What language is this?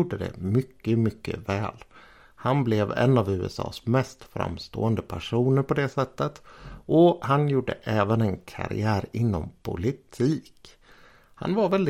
Swedish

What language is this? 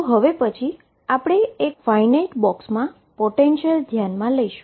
Gujarati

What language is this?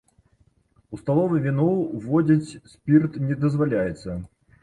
Belarusian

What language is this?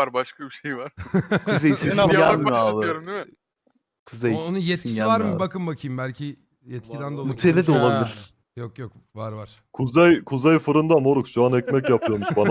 Turkish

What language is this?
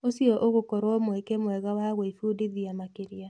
Kikuyu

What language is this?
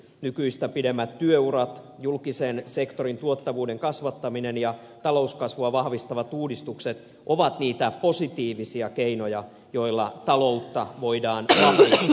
Finnish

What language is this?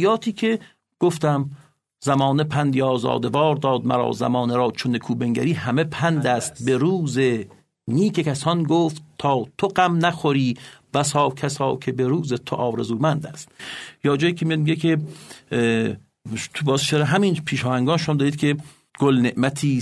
Persian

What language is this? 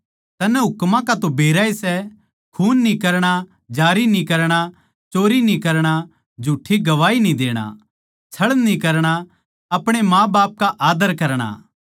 Haryanvi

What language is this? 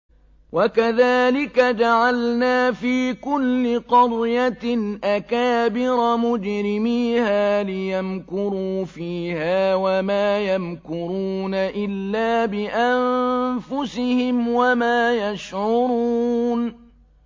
Arabic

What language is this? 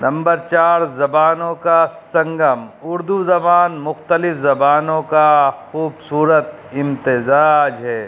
Urdu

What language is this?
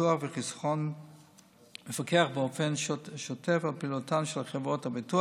Hebrew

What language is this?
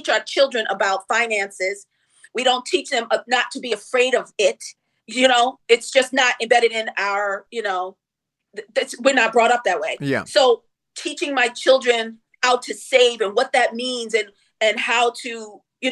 English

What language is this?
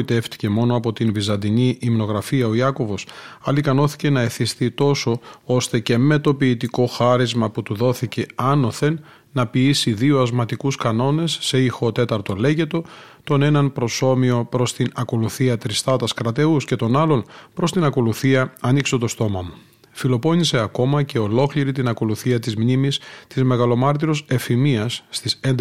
Greek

